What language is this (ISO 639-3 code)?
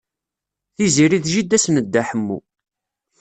kab